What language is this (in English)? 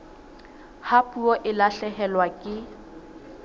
Southern Sotho